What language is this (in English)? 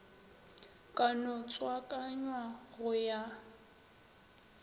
Northern Sotho